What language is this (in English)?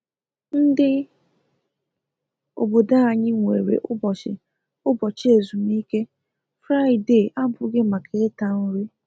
Igbo